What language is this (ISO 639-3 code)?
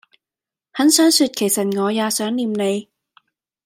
yue